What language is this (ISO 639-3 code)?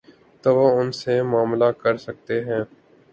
urd